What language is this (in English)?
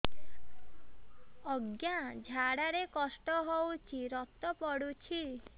Odia